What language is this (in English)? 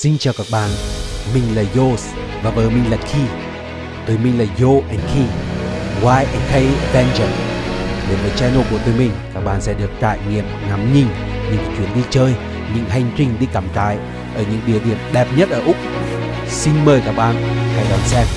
Vietnamese